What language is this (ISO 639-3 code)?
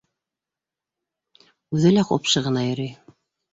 bak